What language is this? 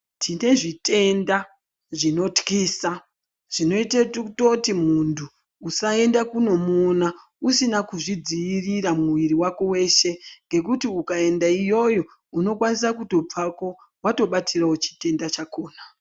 Ndau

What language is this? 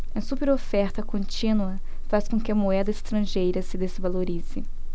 Portuguese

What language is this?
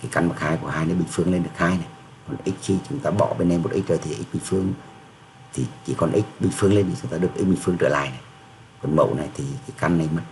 Vietnamese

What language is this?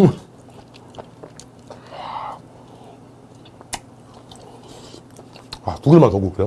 Korean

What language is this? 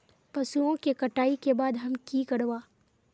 Magahi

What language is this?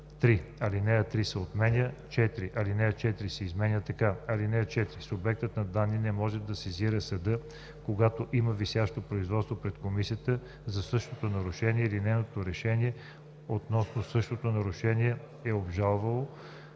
Bulgarian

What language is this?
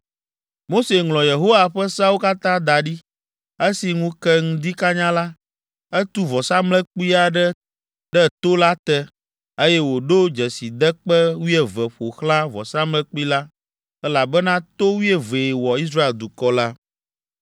Ewe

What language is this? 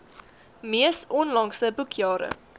Afrikaans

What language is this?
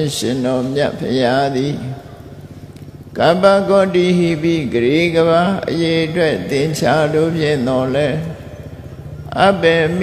Vietnamese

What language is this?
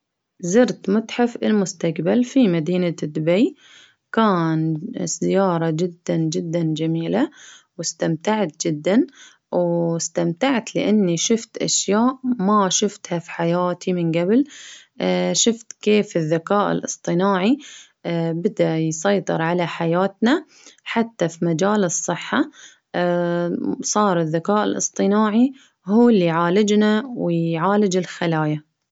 Baharna Arabic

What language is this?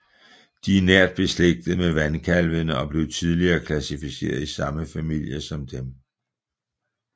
Danish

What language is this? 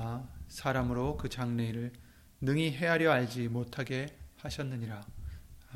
Korean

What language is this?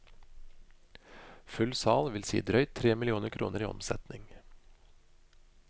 Norwegian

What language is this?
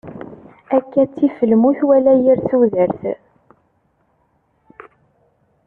Kabyle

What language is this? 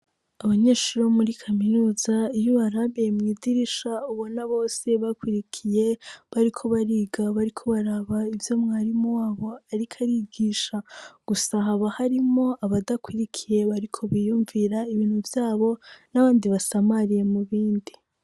Rundi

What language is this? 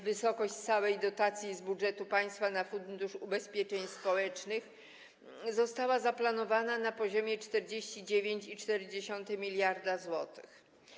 Polish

